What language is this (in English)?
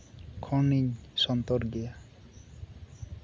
Santali